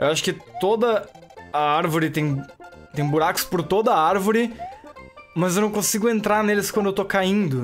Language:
Portuguese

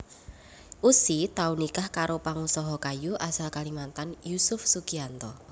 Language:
Javanese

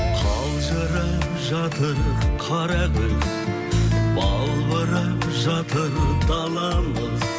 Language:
Kazakh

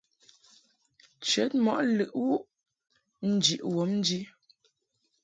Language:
Mungaka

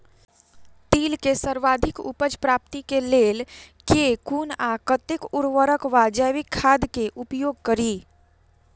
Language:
Maithili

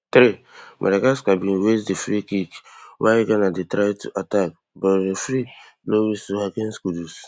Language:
Nigerian Pidgin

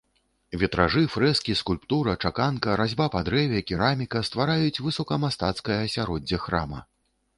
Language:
Belarusian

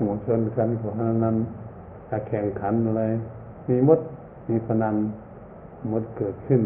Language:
Thai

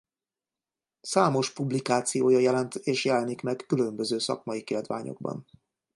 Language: Hungarian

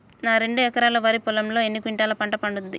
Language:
Telugu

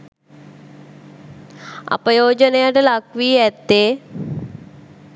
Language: Sinhala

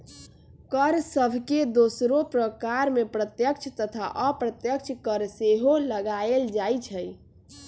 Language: Magahi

